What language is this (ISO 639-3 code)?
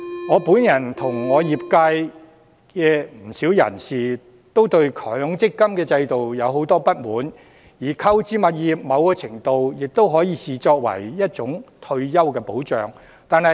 yue